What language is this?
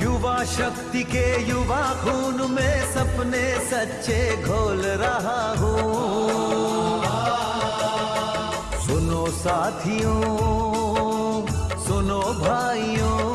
Hindi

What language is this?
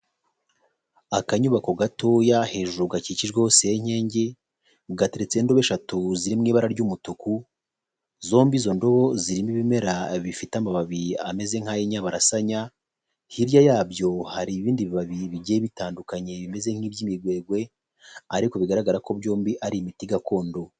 Kinyarwanda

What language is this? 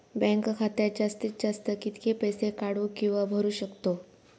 Marathi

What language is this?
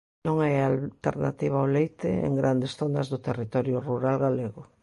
Galician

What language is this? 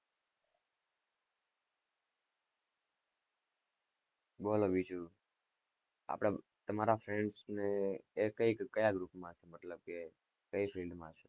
Gujarati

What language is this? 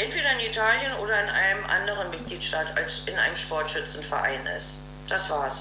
German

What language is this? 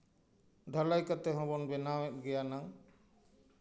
Santali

